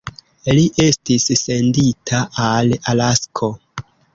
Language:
Esperanto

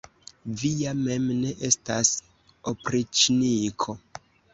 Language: Esperanto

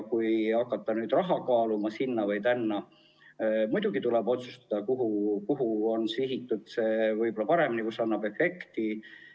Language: Estonian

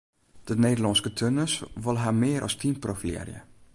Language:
Western Frisian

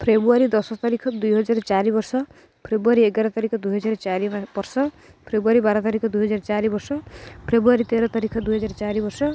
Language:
Odia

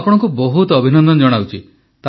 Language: Odia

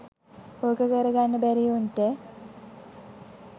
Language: Sinhala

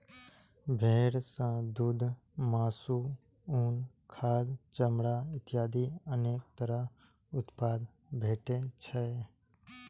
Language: Maithili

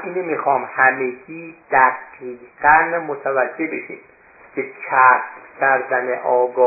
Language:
Persian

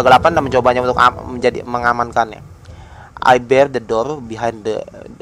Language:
Indonesian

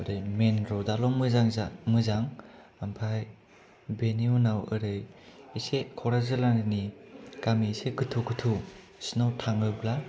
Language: Bodo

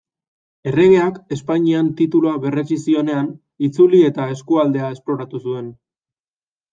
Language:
Basque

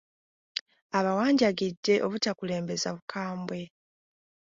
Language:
Ganda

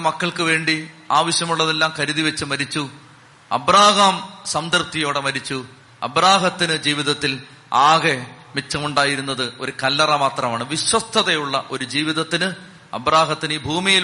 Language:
Malayalam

